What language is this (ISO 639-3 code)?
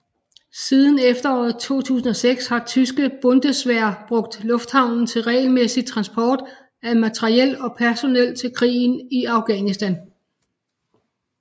dan